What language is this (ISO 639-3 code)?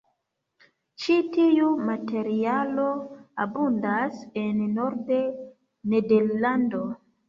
epo